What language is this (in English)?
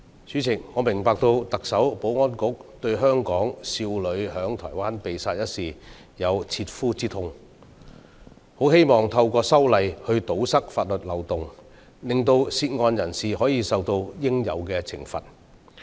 Cantonese